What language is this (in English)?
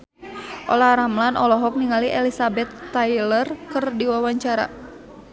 Sundanese